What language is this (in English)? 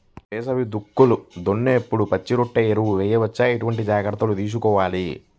Telugu